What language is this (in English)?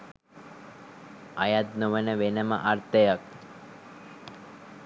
Sinhala